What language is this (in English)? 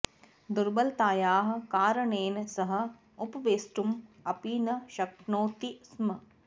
Sanskrit